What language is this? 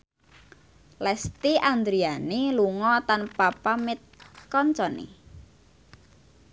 Javanese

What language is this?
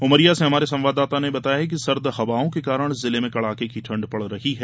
Hindi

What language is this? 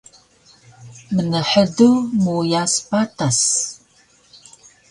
Taroko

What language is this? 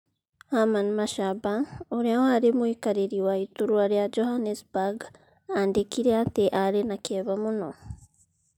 Kikuyu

